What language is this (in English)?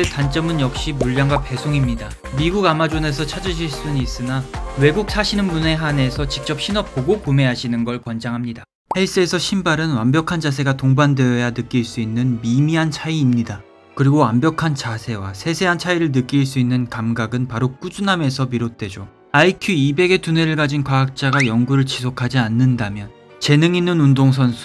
Korean